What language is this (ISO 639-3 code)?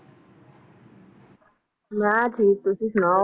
pan